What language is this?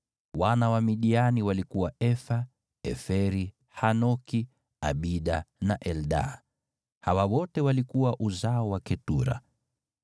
Swahili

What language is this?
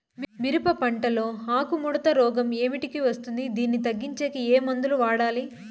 Telugu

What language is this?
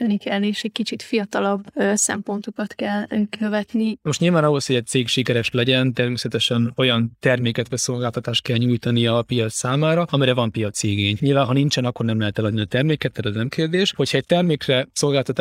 Hungarian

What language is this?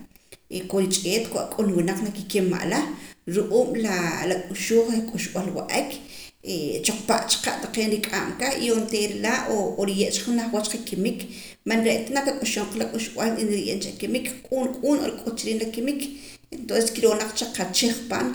Poqomam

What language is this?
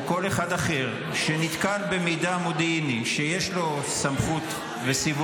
Hebrew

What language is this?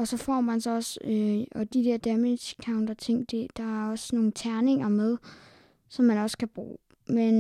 Danish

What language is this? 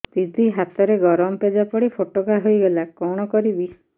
Odia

